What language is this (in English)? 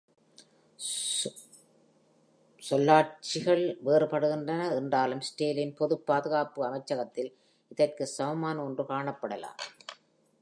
Tamil